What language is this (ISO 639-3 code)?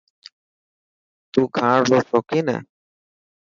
mki